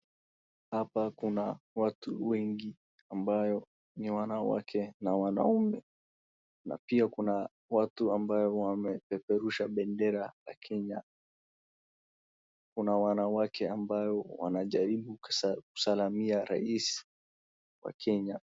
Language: Swahili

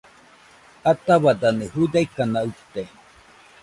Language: Nüpode Huitoto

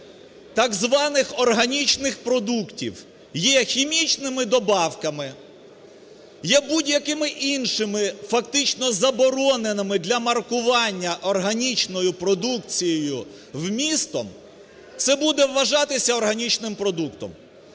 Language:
Ukrainian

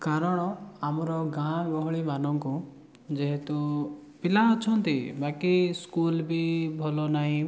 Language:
Odia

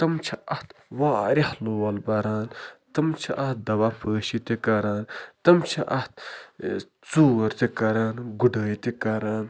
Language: Kashmiri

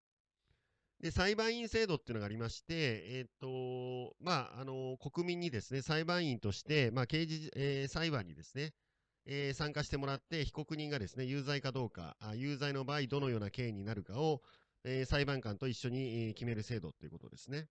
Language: Japanese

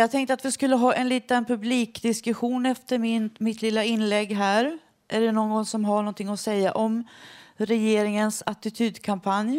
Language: Swedish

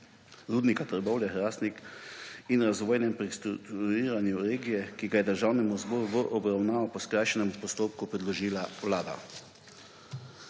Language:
Slovenian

